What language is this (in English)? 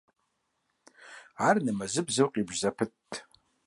Kabardian